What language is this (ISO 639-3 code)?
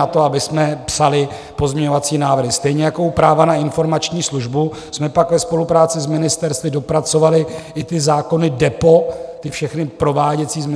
ces